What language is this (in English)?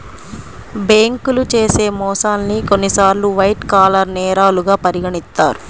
Telugu